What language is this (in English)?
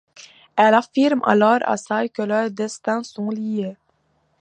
French